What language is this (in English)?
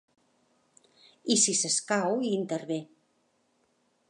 Catalan